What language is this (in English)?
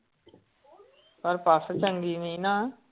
Punjabi